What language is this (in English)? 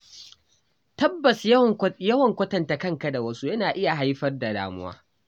Hausa